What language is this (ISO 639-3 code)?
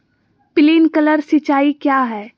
mag